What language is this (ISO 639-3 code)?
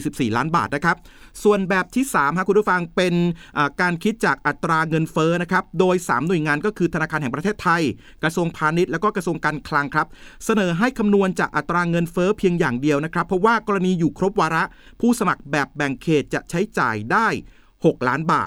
tha